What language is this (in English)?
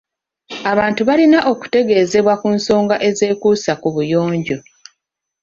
Ganda